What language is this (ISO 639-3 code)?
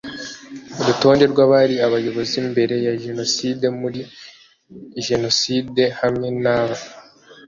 kin